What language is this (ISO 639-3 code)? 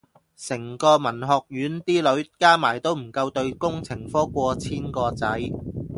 yue